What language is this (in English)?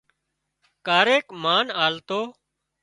Wadiyara Koli